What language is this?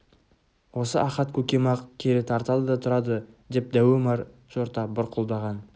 Kazakh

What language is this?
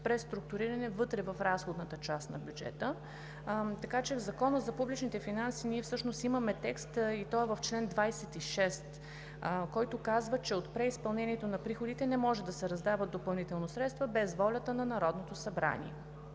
Bulgarian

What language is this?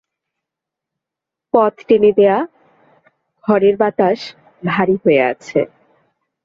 Bangla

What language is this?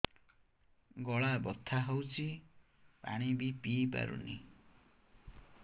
Odia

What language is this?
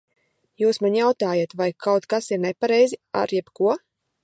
Latvian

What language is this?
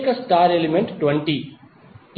Telugu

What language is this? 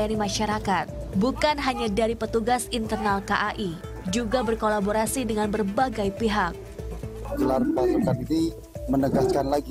Indonesian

